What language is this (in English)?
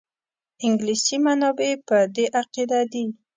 Pashto